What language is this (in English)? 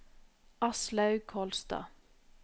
Norwegian